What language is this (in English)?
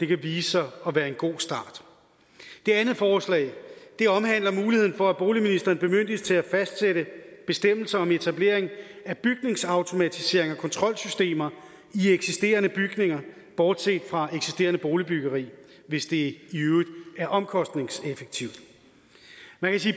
Danish